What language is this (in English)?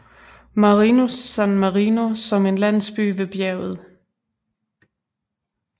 Danish